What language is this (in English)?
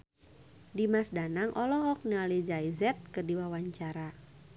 Sundanese